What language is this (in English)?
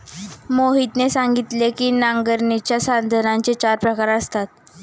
Marathi